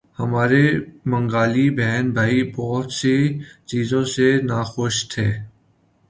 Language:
Urdu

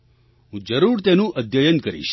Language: Gujarati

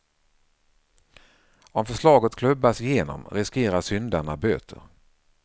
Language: Swedish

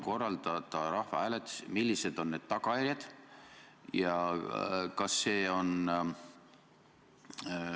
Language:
Estonian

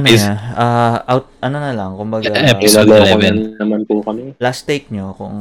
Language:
Filipino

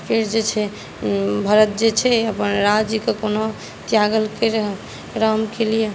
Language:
Maithili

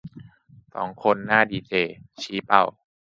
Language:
Thai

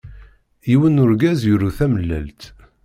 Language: Kabyle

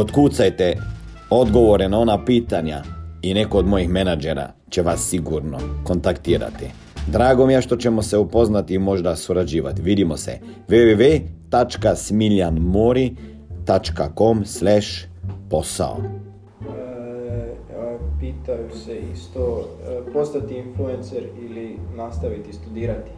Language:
Croatian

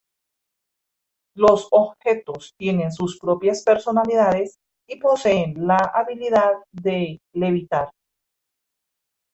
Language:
Spanish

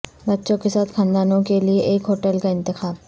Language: Urdu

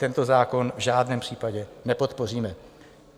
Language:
Czech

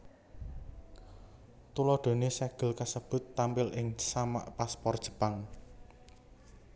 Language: Javanese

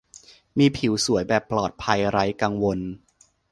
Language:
Thai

